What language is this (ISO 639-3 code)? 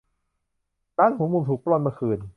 tha